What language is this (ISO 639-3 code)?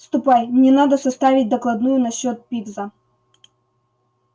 rus